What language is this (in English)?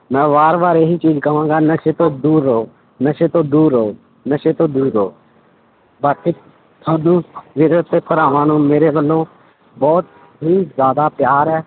Punjabi